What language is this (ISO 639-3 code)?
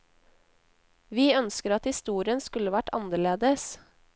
nor